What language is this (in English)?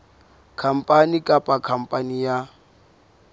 Southern Sotho